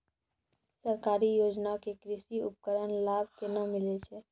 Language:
Maithili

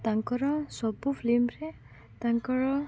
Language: Odia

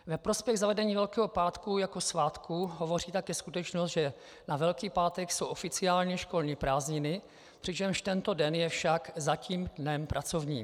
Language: Czech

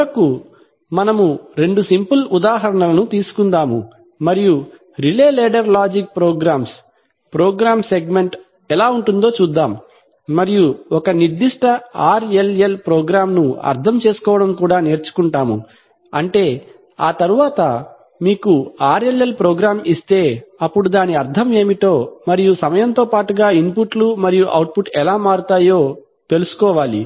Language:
Telugu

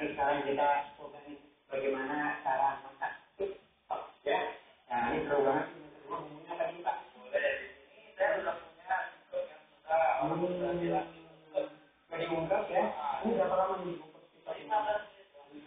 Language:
Indonesian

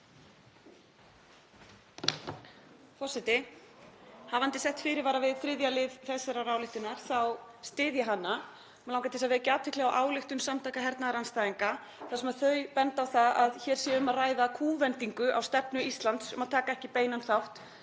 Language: Icelandic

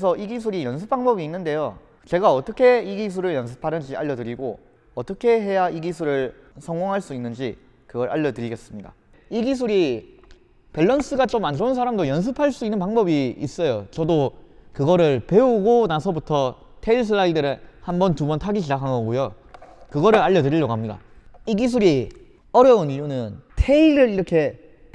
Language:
Korean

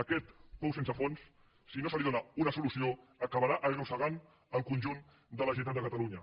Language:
Catalan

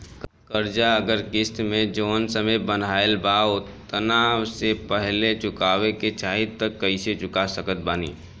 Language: Bhojpuri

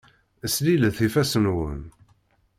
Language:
Kabyle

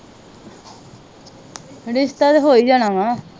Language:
Punjabi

